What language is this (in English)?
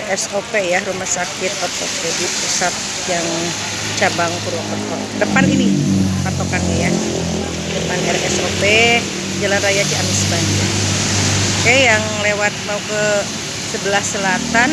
Indonesian